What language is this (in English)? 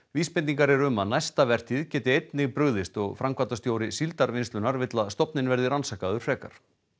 Icelandic